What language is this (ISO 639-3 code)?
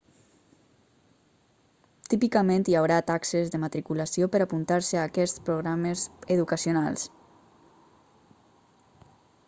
cat